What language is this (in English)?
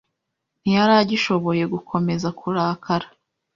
Kinyarwanda